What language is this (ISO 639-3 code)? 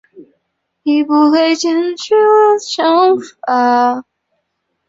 zho